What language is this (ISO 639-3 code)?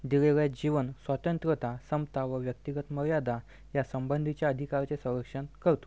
mar